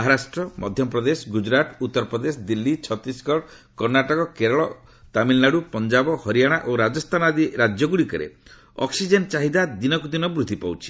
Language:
Odia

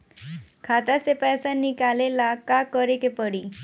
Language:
Bhojpuri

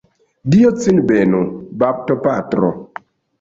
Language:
Esperanto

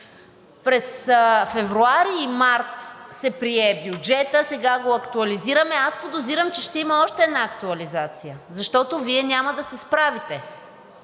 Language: Bulgarian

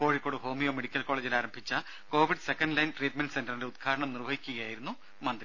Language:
Malayalam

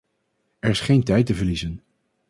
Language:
Dutch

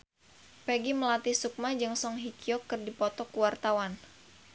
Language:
Sundanese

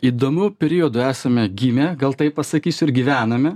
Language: Lithuanian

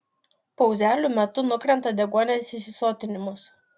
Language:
Lithuanian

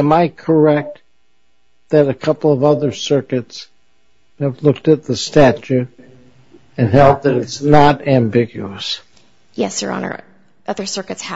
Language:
English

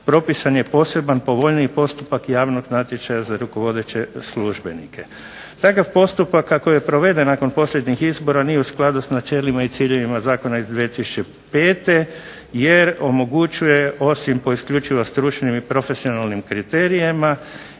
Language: Croatian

